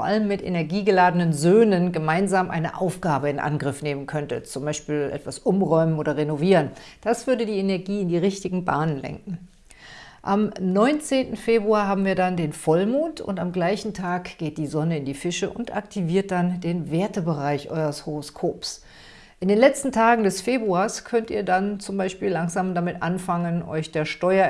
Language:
German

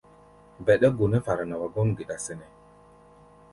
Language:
Gbaya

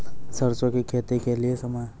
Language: Maithili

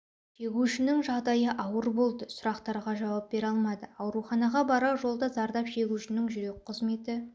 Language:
Kazakh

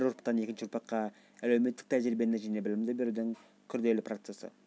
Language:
Kazakh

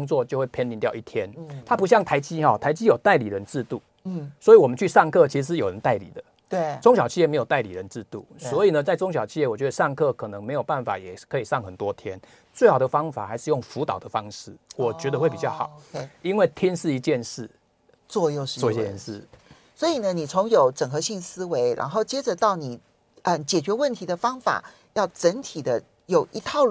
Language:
Chinese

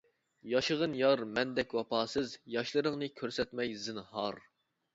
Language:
Uyghur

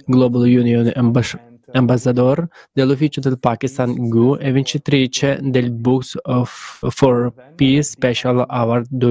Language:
Italian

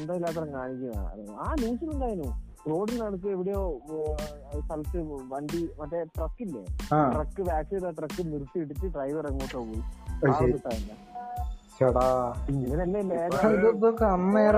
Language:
Malayalam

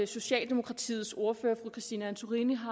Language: Danish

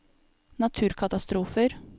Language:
Norwegian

